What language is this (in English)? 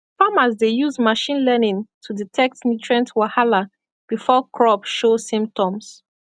Nigerian Pidgin